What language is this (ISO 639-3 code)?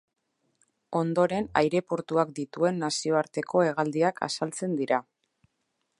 eus